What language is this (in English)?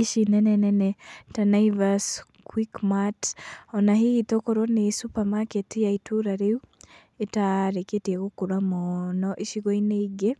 Kikuyu